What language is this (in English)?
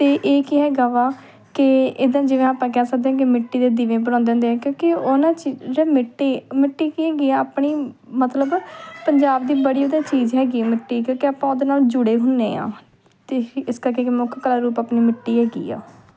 Punjabi